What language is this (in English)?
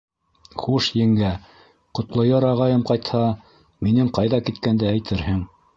Bashkir